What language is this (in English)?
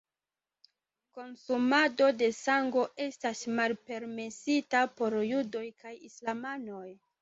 Esperanto